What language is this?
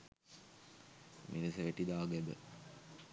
Sinhala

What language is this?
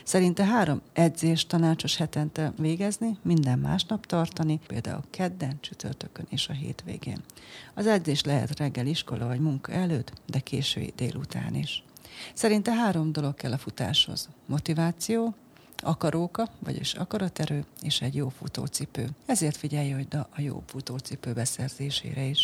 Hungarian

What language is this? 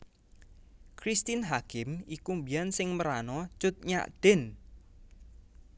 Javanese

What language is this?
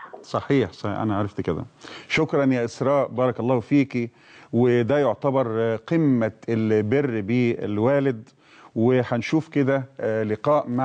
Arabic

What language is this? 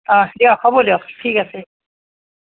Assamese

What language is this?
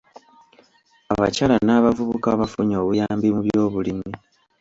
Ganda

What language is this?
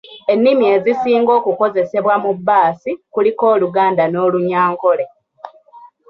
Ganda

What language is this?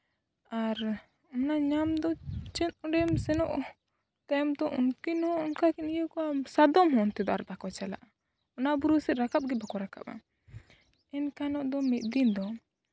Santali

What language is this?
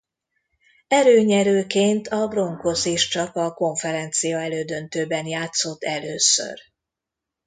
Hungarian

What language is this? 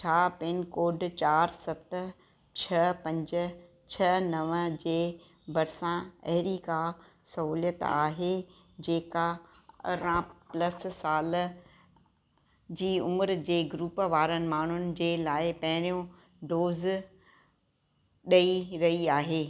Sindhi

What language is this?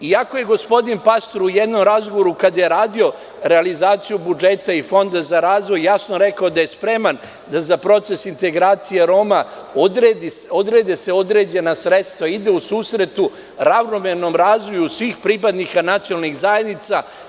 Serbian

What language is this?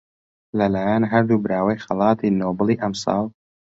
Central Kurdish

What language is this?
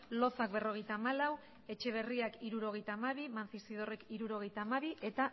Basque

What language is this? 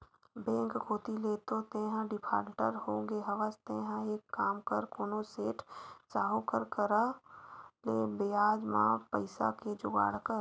Chhattisgarhi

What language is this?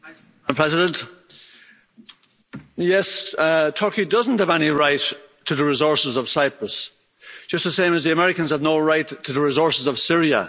English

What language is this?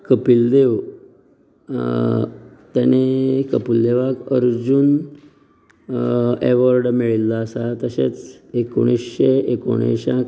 Konkani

